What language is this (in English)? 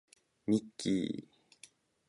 Japanese